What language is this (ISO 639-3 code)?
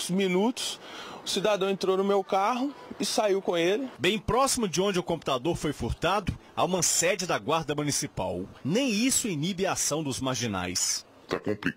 por